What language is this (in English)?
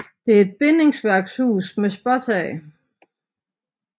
Danish